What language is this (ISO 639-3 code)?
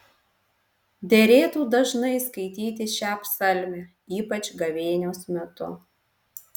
lit